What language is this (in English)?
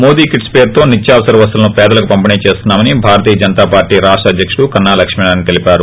Telugu